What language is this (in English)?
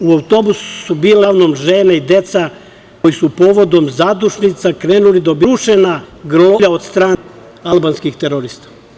Serbian